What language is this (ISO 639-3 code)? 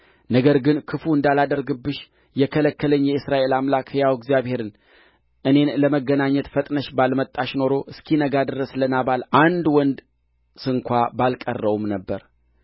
amh